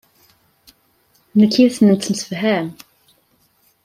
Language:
Kabyle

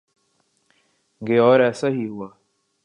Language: Urdu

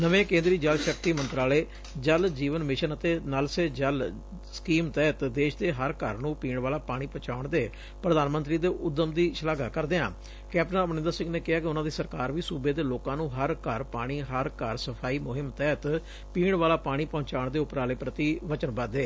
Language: Punjabi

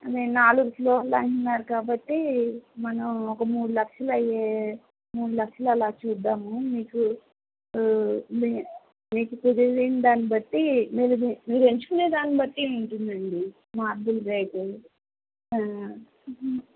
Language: Telugu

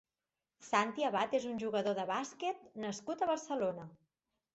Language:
Catalan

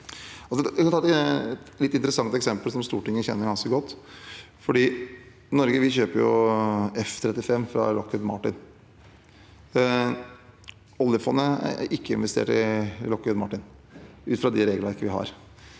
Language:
Norwegian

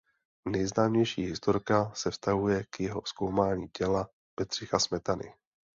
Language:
Czech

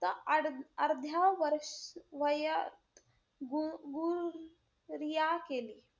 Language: Marathi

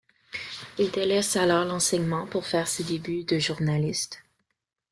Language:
French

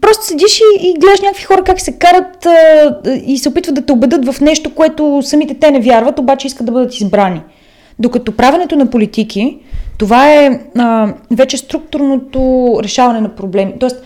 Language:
Bulgarian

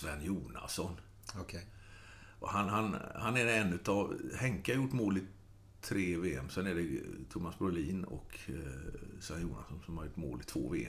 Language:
Swedish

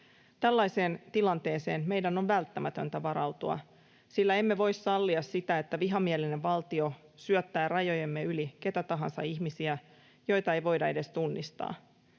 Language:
Finnish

